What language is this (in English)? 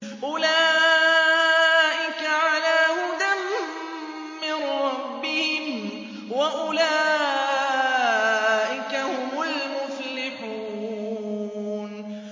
Arabic